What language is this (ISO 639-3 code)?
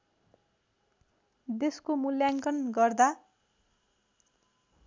nep